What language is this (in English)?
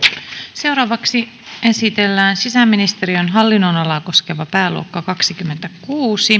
Finnish